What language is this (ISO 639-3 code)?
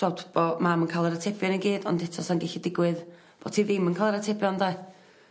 cym